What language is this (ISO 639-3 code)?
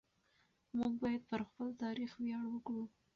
pus